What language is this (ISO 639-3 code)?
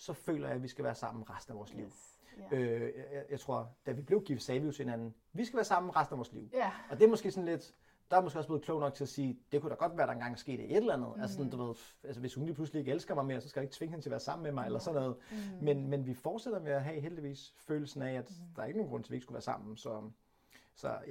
dan